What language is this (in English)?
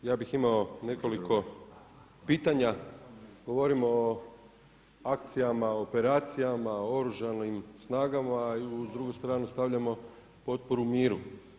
Croatian